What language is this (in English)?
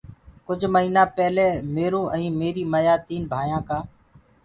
Gurgula